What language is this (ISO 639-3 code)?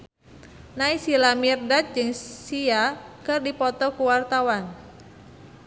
sun